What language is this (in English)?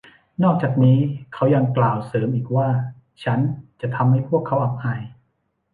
Thai